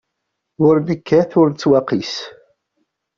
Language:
Kabyle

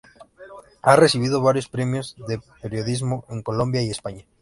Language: Spanish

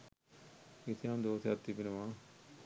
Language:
Sinhala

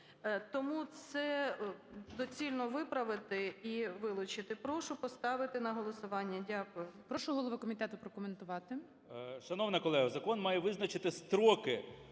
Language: Ukrainian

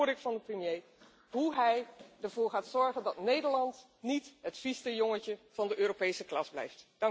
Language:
Dutch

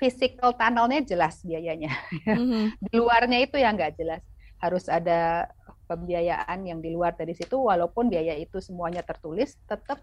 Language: Indonesian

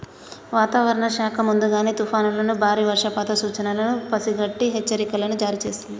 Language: Telugu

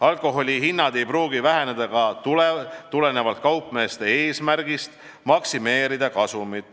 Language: Estonian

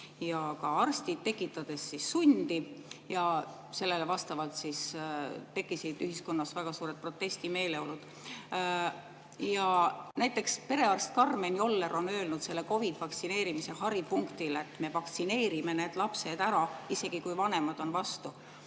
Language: Estonian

